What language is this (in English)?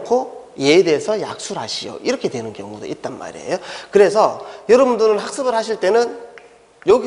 Korean